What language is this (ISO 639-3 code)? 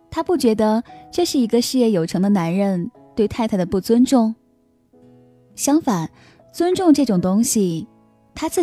zho